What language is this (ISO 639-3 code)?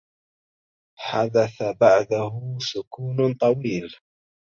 ara